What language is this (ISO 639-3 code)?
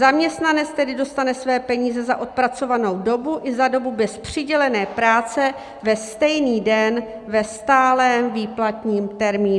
ces